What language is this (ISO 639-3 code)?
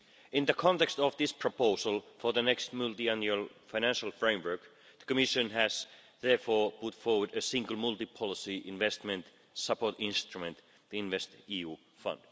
eng